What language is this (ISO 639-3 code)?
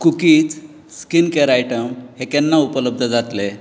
kok